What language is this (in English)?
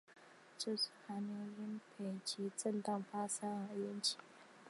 Chinese